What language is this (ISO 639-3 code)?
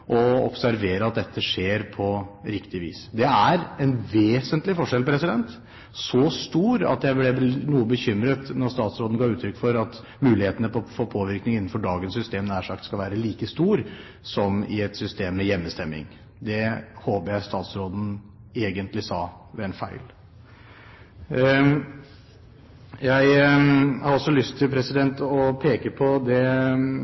nob